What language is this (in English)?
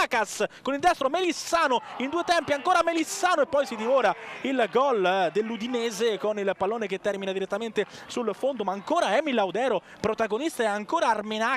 Italian